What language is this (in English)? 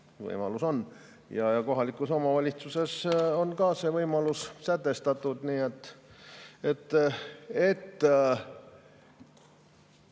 Estonian